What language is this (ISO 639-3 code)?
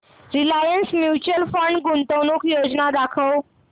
mar